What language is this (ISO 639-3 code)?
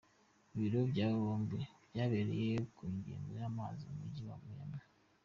kin